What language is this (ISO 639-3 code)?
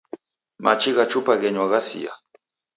dav